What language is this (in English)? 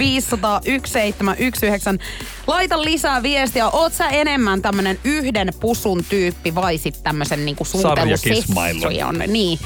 Finnish